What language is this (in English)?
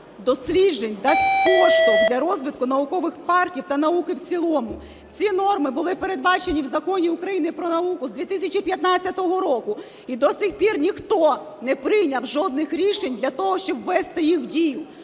Ukrainian